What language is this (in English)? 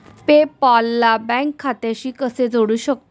Marathi